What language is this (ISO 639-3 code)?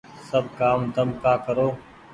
gig